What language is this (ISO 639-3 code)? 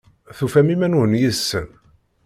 kab